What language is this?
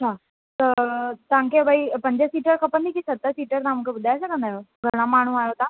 Sindhi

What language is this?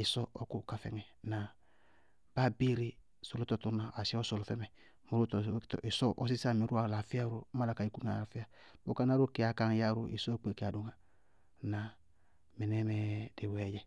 Bago-Kusuntu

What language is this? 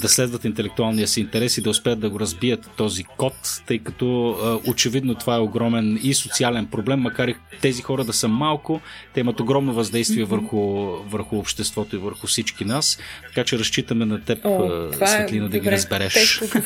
Bulgarian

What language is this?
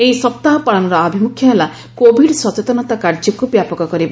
Odia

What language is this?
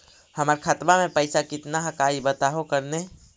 Magahi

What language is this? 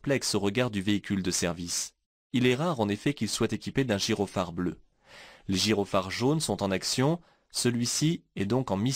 French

